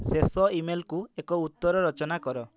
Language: Odia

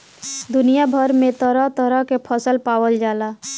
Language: Bhojpuri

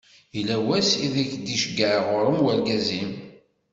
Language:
Kabyle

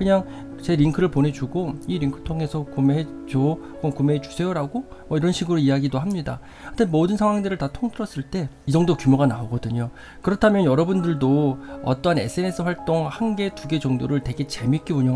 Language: Korean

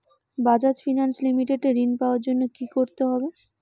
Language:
Bangla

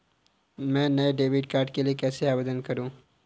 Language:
Hindi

